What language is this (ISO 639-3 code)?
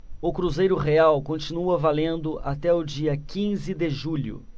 por